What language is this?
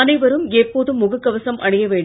Tamil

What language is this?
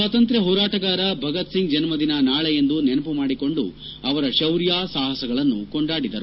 Kannada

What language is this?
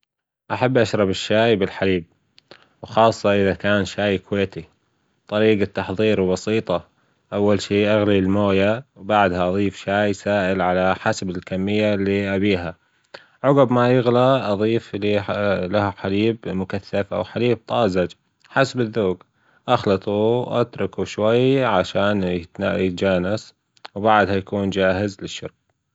Gulf Arabic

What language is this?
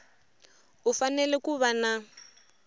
Tsonga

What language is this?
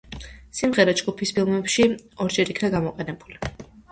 Georgian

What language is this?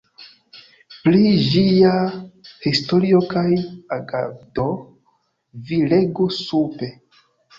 Esperanto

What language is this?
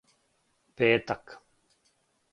Serbian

